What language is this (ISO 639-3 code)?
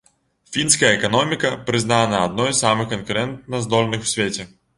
bel